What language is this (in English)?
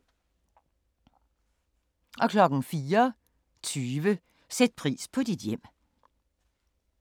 Danish